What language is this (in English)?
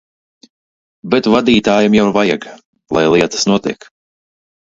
Latvian